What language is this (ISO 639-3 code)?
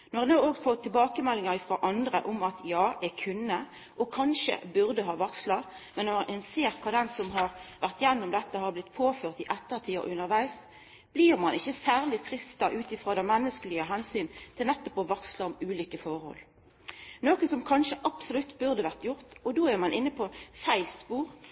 nno